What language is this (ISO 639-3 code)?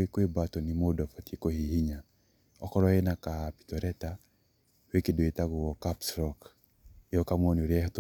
kik